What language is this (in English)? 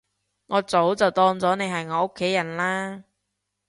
Cantonese